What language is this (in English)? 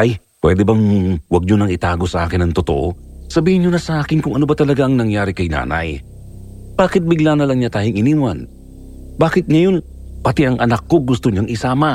Filipino